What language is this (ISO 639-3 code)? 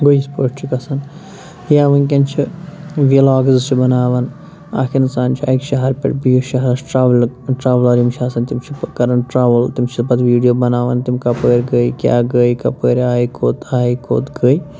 kas